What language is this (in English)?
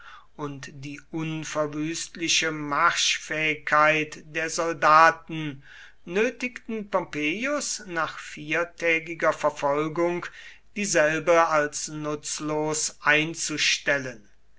German